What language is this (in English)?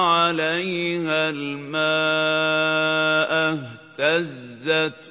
Arabic